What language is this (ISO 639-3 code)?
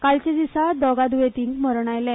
kok